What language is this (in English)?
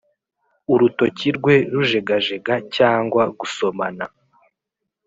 Kinyarwanda